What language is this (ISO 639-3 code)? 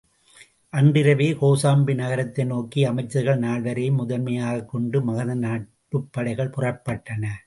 tam